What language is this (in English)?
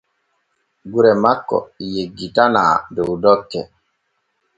Borgu Fulfulde